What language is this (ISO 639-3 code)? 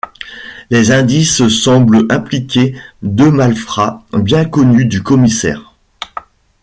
fra